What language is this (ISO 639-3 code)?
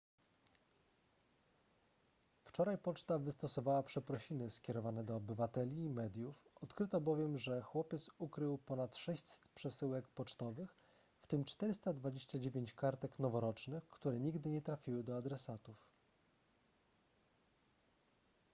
pol